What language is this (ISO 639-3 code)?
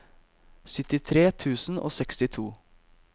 nor